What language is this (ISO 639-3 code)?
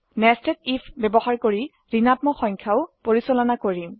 asm